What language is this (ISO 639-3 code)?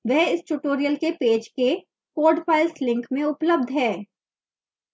hin